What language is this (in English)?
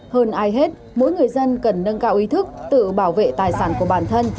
Vietnamese